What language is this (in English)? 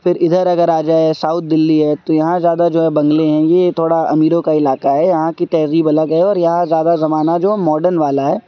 Urdu